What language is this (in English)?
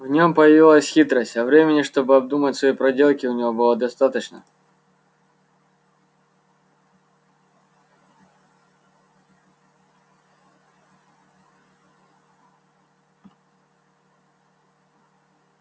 Russian